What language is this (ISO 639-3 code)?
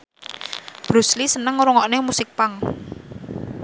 jav